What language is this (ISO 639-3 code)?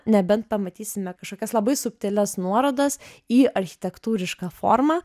lit